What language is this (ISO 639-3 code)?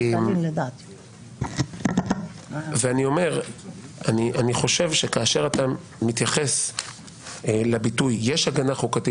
heb